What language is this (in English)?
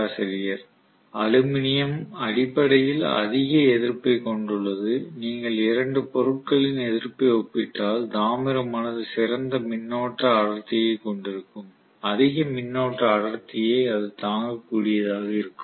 Tamil